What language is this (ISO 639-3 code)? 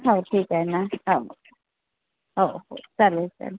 mar